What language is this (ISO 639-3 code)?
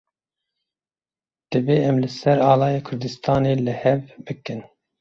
kur